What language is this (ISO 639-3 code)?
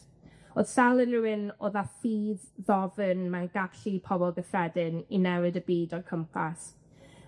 cym